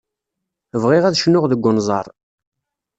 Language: Kabyle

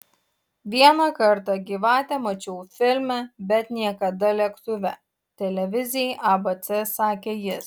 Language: Lithuanian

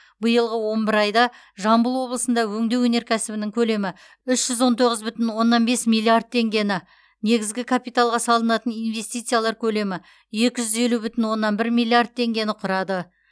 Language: Kazakh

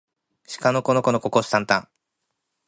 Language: Japanese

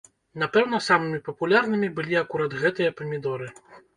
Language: Belarusian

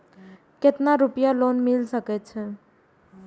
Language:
Maithili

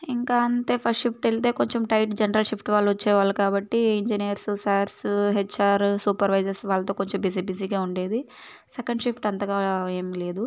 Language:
Telugu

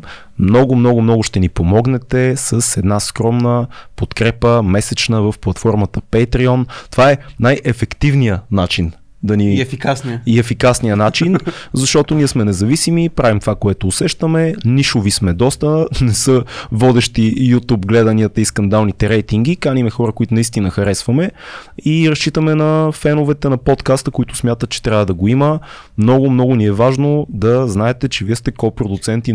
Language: Bulgarian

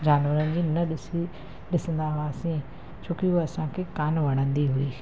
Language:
Sindhi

